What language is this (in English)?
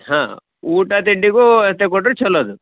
Kannada